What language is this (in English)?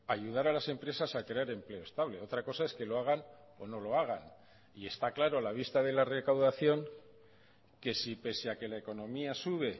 Spanish